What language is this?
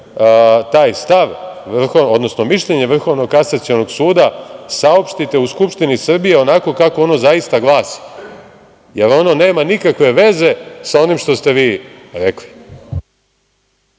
Serbian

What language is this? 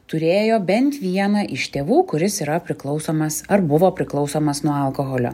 Lithuanian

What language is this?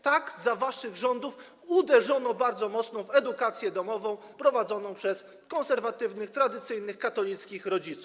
Polish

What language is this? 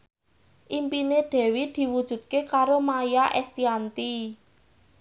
Javanese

